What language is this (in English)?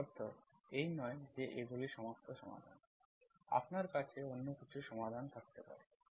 Bangla